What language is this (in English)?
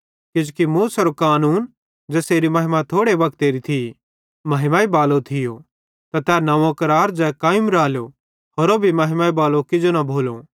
Bhadrawahi